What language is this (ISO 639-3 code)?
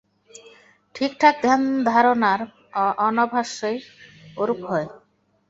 ben